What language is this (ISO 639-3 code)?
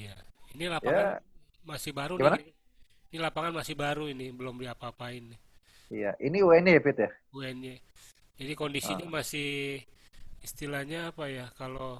ind